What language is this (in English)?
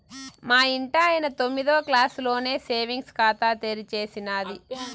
Telugu